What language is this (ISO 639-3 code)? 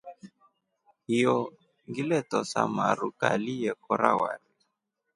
rof